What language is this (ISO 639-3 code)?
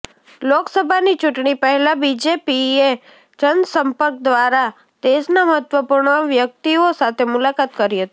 guj